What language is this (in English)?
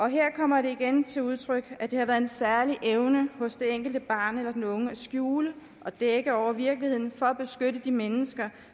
Danish